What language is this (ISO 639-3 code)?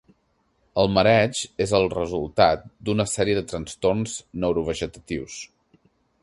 cat